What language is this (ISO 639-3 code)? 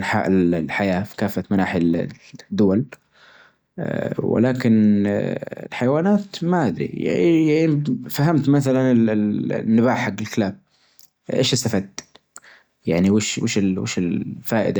ars